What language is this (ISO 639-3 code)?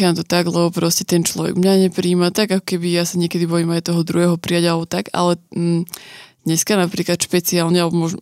slk